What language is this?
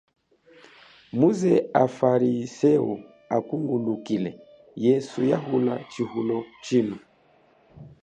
Chokwe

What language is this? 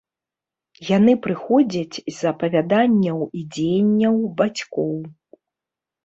Belarusian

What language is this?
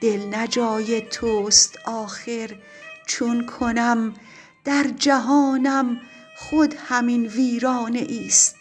Persian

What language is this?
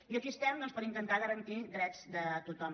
Catalan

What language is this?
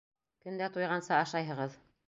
Bashkir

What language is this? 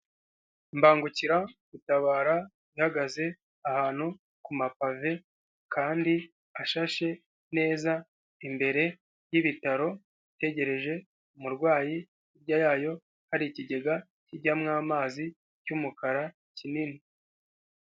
Kinyarwanda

